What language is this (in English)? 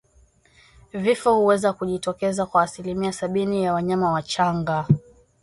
Swahili